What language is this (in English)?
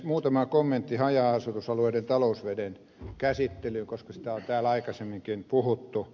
Finnish